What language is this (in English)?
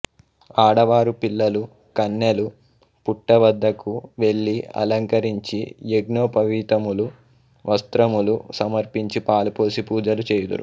Telugu